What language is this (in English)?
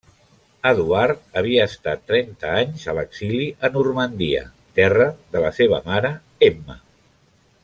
Catalan